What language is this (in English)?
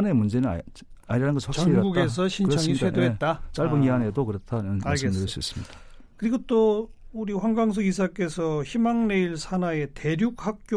Korean